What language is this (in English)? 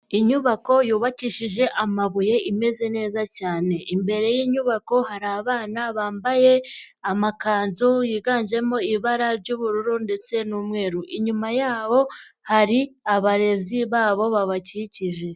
Kinyarwanda